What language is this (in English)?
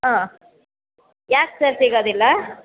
Kannada